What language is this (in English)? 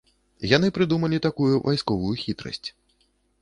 Belarusian